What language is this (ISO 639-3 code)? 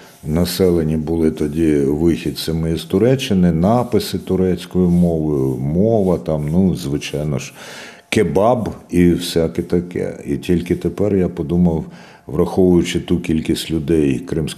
ukr